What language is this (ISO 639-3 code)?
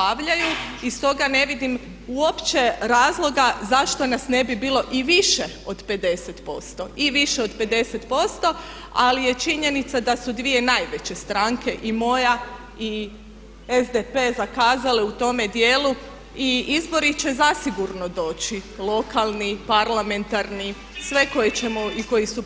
hrv